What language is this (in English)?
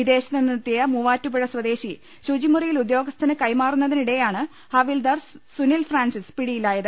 Malayalam